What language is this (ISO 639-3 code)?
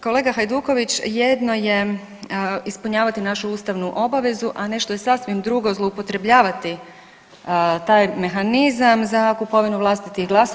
hrv